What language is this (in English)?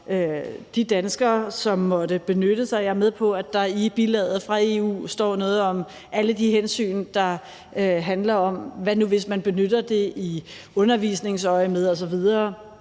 Danish